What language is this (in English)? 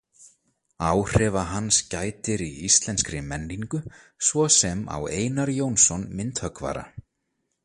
Icelandic